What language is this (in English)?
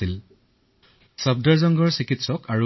Assamese